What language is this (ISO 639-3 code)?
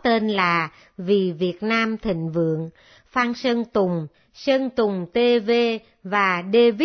vie